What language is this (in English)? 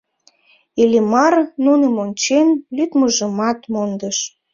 Mari